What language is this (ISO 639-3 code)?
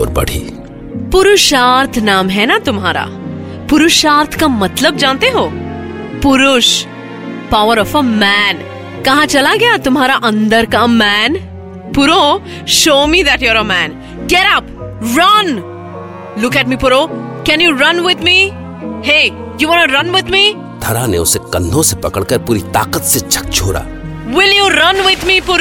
hin